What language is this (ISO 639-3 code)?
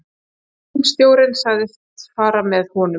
isl